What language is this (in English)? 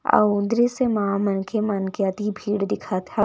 Chhattisgarhi